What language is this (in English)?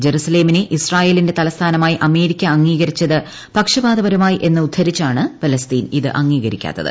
Malayalam